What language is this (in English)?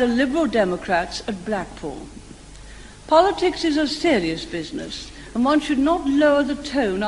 Hebrew